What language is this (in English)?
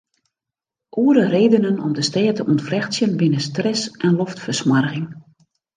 Western Frisian